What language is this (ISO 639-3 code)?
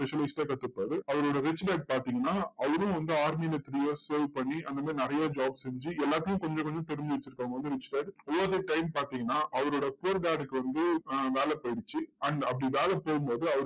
tam